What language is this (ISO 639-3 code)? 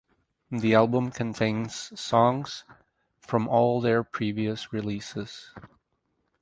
eng